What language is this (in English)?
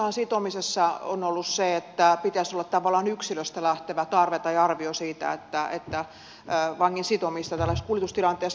Finnish